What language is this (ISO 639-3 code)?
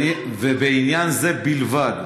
heb